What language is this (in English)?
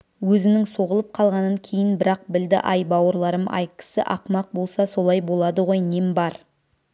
Kazakh